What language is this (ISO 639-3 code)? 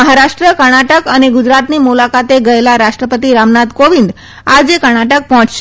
guj